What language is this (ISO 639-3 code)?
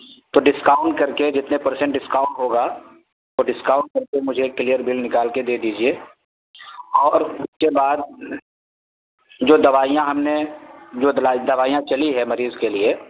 urd